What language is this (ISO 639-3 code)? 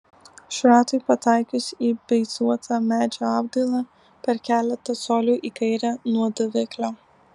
lit